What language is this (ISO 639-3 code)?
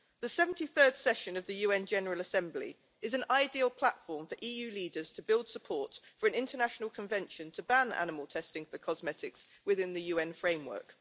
eng